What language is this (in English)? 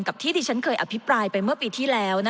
Thai